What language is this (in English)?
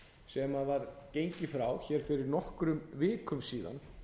Icelandic